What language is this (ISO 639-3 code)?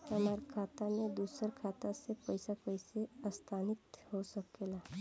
bho